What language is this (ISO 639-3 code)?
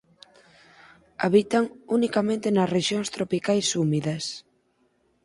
glg